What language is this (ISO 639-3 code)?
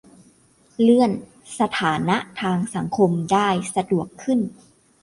tha